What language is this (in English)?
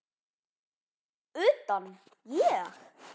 Icelandic